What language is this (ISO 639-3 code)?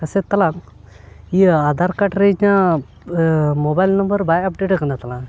sat